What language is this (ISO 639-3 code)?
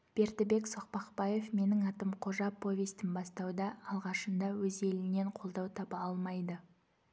kaz